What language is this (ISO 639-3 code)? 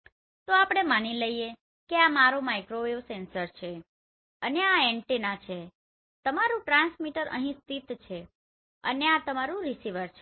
guj